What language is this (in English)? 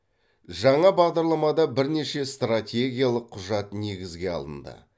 Kazakh